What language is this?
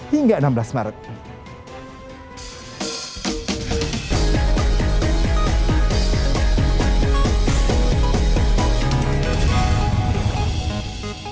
Indonesian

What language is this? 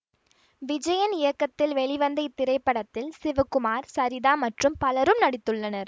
Tamil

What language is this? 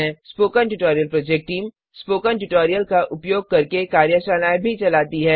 Hindi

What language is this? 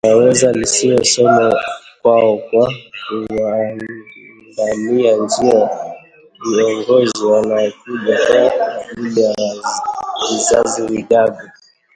Swahili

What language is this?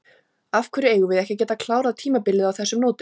Icelandic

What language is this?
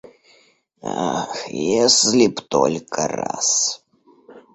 Russian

